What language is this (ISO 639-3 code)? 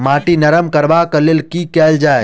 mai